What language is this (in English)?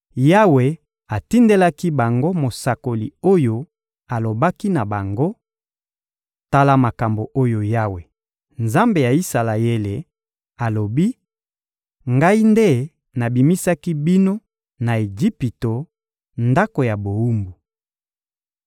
Lingala